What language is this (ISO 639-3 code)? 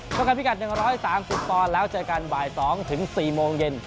tha